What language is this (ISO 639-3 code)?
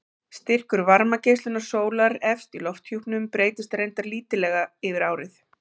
isl